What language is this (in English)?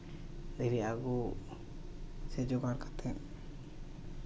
Santali